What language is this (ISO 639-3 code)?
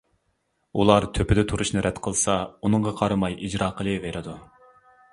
uig